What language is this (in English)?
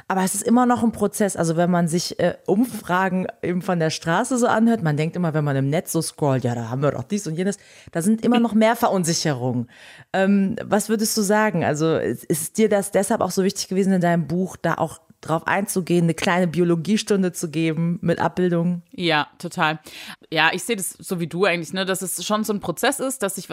German